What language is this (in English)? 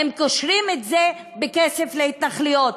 Hebrew